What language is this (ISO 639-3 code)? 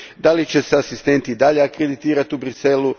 hrv